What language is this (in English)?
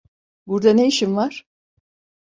Turkish